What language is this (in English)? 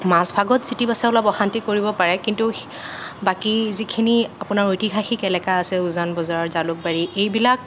Assamese